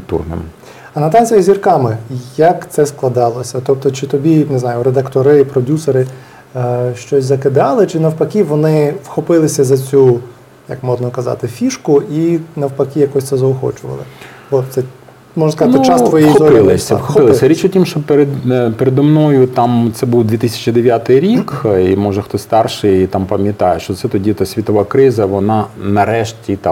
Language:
Ukrainian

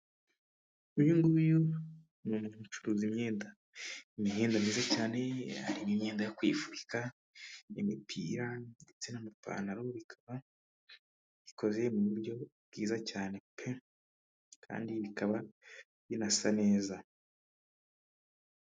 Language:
Kinyarwanda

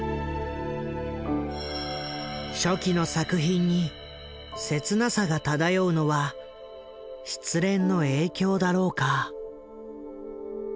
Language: Japanese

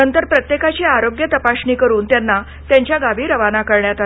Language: Marathi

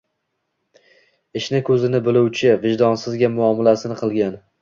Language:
Uzbek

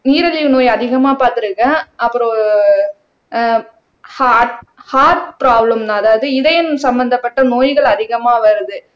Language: Tamil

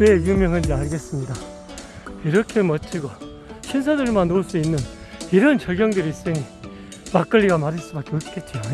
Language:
Korean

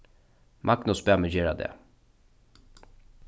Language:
Faroese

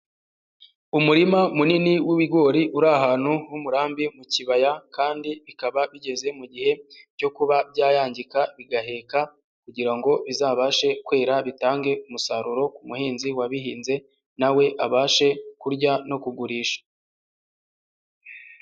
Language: Kinyarwanda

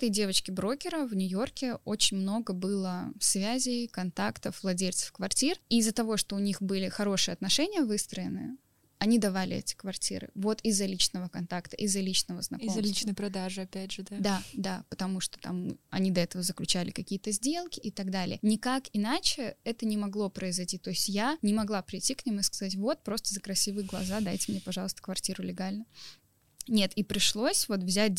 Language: Russian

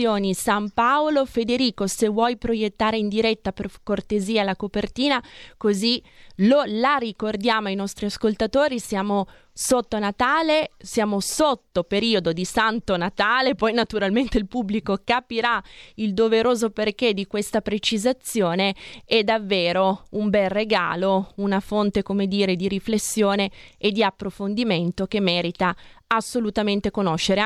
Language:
Italian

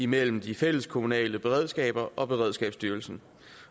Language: Danish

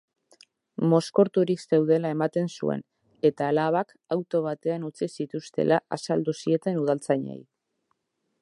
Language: Basque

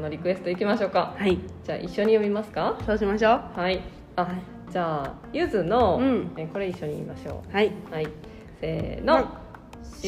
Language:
Japanese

